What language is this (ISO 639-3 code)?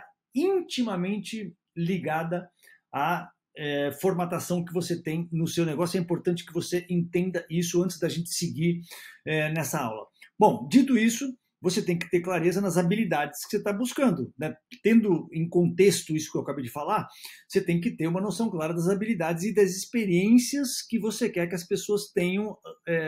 por